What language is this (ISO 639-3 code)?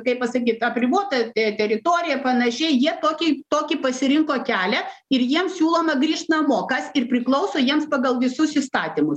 lit